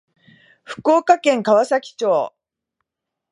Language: Japanese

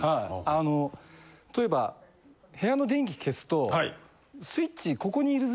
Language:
Japanese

